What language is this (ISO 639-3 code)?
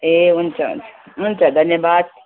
nep